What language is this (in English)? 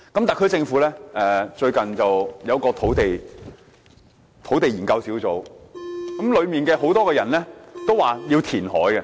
Cantonese